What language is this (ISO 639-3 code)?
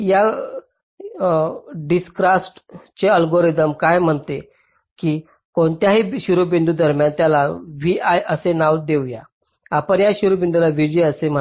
mar